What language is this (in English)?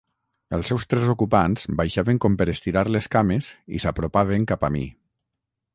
Catalan